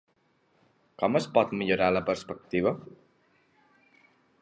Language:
Catalan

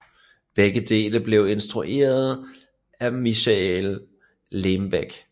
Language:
Danish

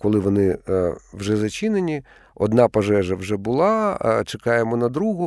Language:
Ukrainian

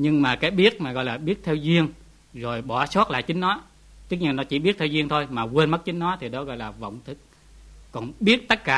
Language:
Vietnamese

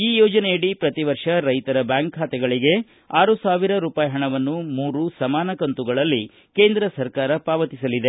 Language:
Kannada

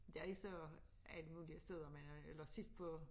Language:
Danish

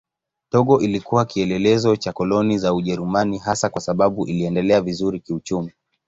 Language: Swahili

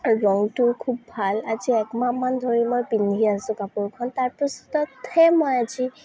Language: Assamese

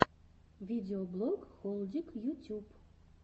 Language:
Russian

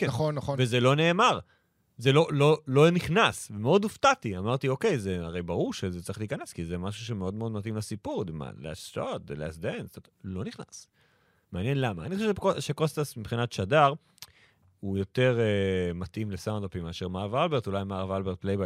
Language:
Hebrew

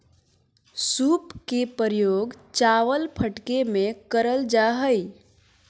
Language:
Magahi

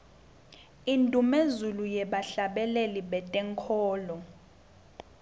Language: Swati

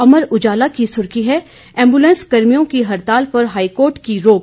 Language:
Hindi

